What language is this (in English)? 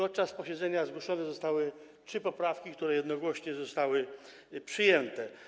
Polish